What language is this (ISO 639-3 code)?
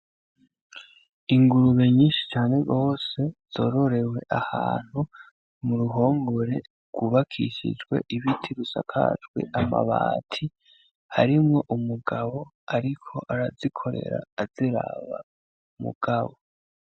run